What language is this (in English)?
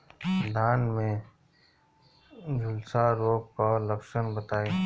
Bhojpuri